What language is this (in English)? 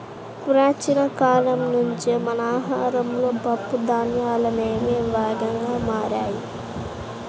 Telugu